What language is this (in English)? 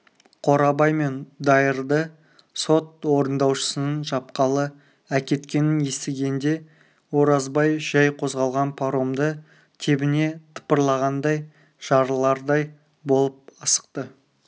Kazakh